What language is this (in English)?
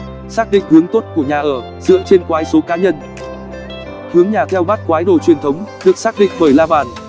Vietnamese